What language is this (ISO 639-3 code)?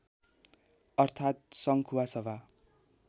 nep